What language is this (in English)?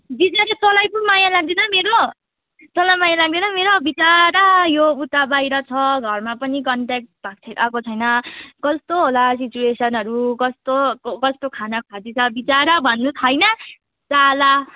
Nepali